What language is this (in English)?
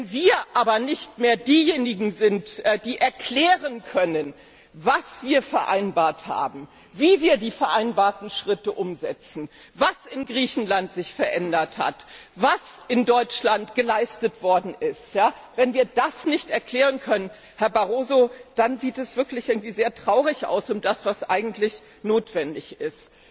German